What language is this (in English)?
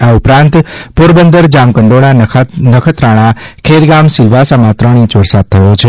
Gujarati